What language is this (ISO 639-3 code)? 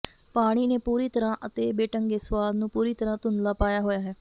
pan